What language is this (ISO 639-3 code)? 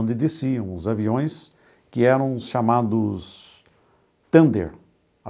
por